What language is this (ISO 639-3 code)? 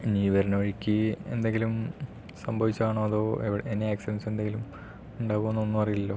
mal